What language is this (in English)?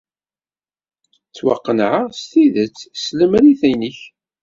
Kabyle